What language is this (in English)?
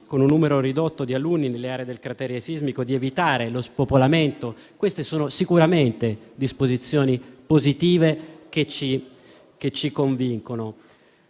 Italian